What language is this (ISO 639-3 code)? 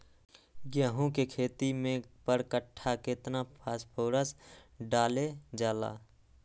mag